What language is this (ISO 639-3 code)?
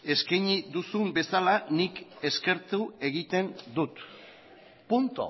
eus